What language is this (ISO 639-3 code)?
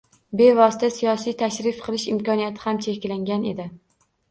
uzb